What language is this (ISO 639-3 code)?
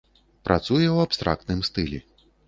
bel